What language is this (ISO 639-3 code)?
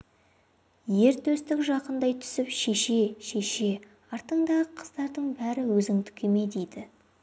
kaz